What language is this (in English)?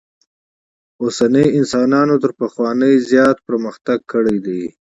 Pashto